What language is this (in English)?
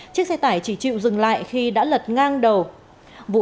Vietnamese